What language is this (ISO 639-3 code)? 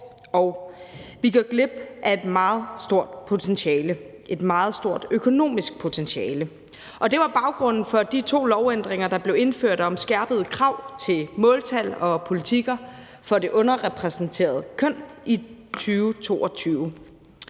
dan